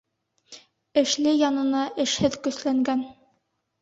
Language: Bashkir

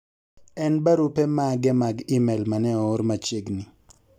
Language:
Luo (Kenya and Tanzania)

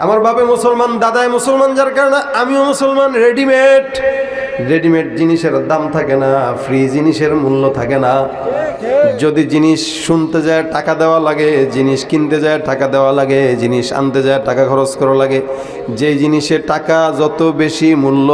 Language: Arabic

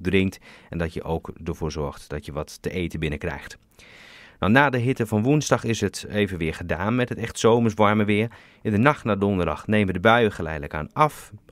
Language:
Dutch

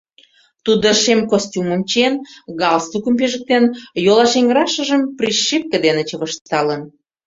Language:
Mari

